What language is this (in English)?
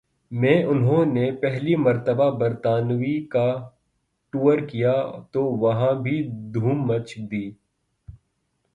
Urdu